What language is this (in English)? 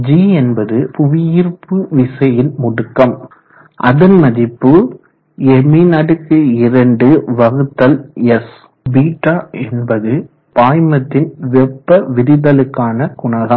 Tamil